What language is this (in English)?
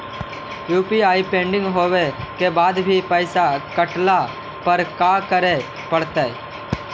Magahi